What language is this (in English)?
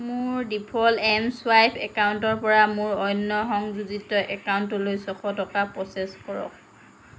Assamese